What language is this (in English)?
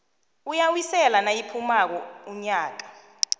South Ndebele